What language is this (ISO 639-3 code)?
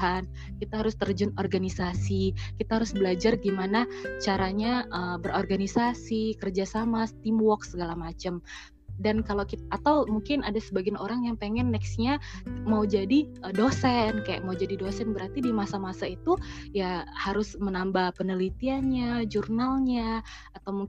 ind